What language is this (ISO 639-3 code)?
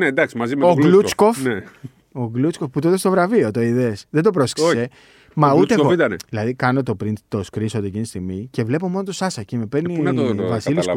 ell